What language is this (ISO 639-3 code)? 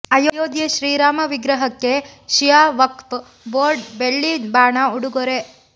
kan